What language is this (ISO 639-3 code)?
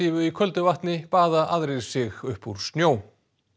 isl